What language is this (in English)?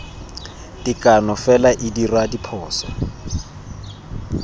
Tswana